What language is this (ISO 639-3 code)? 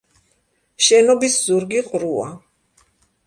kat